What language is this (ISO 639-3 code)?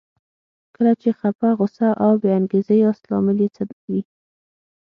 pus